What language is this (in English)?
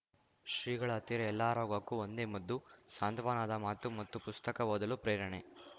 Kannada